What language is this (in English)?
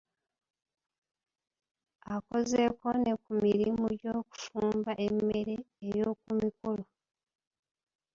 Ganda